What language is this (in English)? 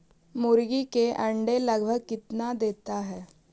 Magahi